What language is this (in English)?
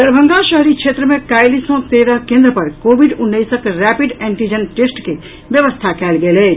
Maithili